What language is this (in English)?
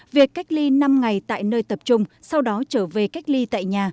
Vietnamese